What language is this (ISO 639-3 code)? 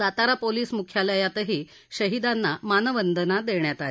mar